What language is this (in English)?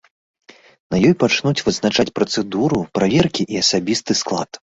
Belarusian